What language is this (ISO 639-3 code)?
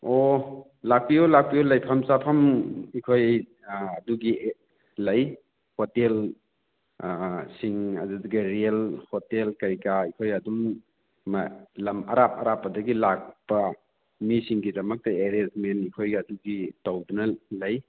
mni